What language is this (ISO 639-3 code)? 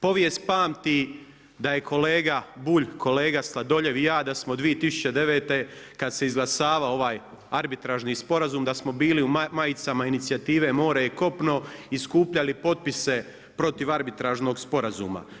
hrv